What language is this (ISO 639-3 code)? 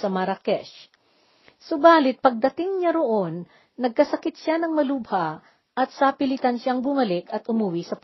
fil